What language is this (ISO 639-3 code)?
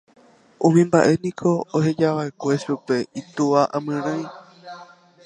grn